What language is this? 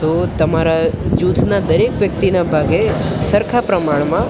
Gujarati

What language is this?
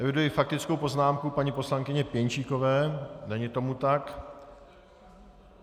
Czech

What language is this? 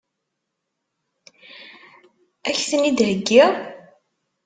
Kabyle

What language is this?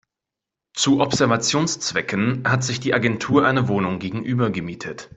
German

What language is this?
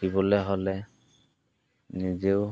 Assamese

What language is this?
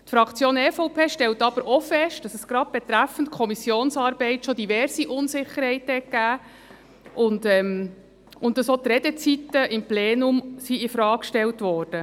Swiss German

